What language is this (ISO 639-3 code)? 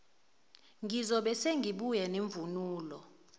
zul